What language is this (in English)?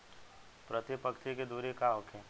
Bhojpuri